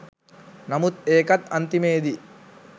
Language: Sinhala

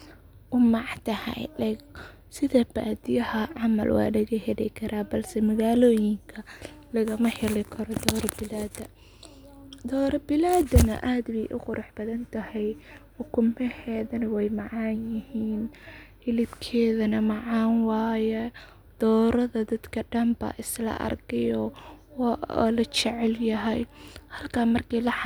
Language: Somali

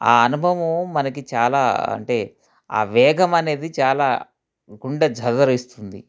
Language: Telugu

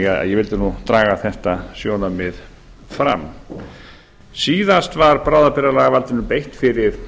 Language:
Icelandic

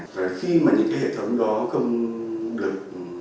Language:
Vietnamese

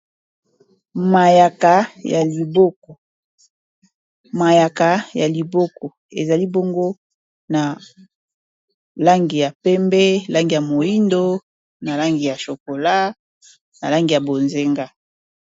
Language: Lingala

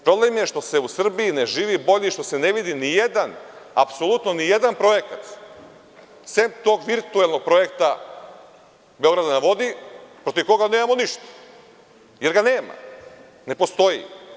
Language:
Serbian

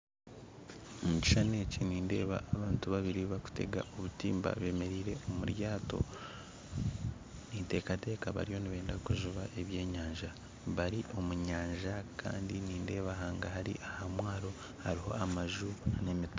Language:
Nyankole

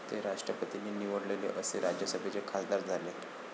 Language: Marathi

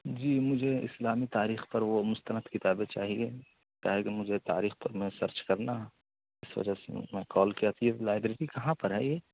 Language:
Urdu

